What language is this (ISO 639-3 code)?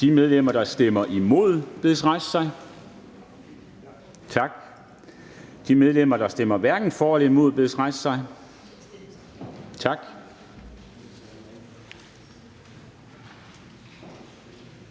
dan